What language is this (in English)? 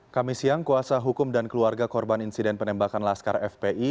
Indonesian